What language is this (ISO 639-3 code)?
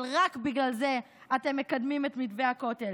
heb